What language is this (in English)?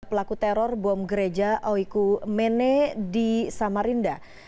Indonesian